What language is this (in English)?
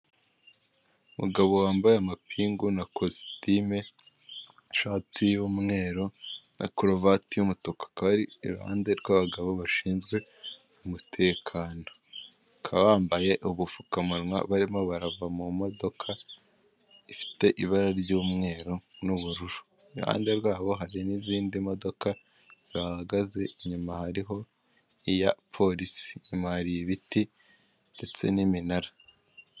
Kinyarwanda